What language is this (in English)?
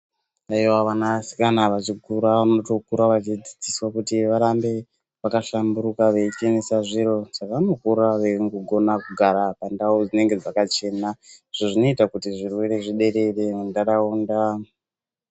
Ndau